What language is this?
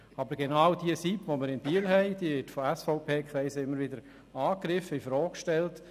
Swiss German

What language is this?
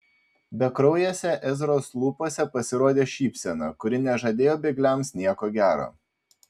Lithuanian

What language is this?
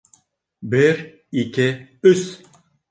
Bashkir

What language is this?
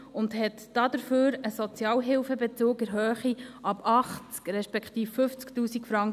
Swiss German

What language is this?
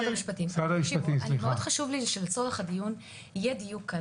Hebrew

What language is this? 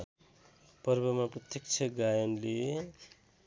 Nepali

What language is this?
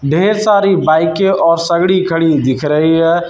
Hindi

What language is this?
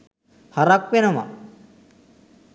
Sinhala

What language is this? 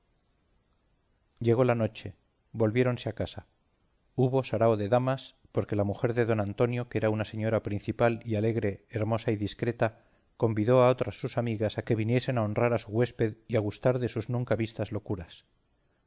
Spanish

